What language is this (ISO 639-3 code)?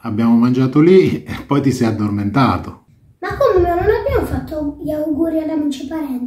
ita